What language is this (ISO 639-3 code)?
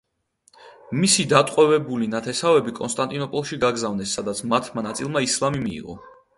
kat